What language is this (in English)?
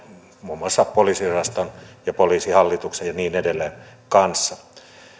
Finnish